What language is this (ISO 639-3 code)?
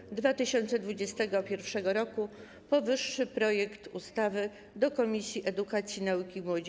pol